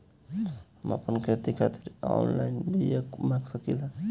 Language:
Bhojpuri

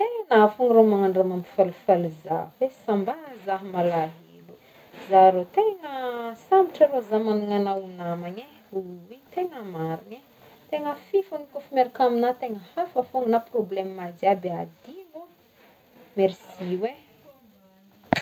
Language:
Northern Betsimisaraka Malagasy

